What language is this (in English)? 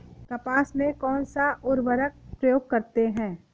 Hindi